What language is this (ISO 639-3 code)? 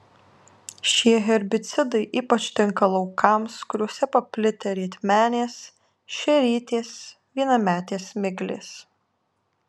lit